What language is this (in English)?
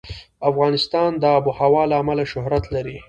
Pashto